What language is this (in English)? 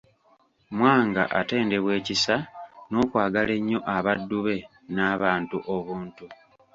Ganda